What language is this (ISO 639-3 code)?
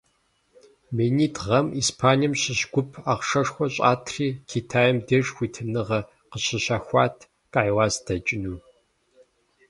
kbd